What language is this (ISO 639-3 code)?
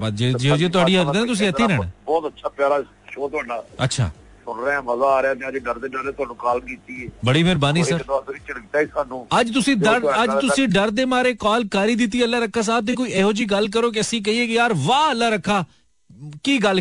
hin